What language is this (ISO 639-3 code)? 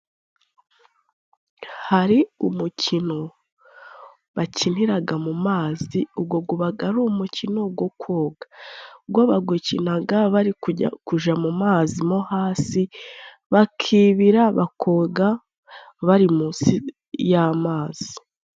kin